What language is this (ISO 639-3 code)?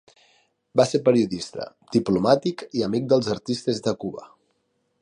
cat